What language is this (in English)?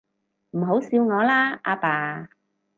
Cantonese